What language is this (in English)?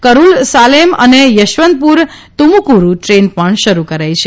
Gujarati